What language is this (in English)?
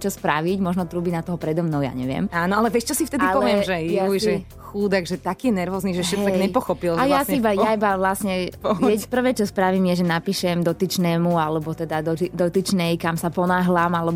Slovak